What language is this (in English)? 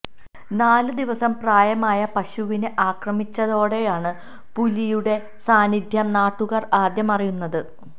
Malayalam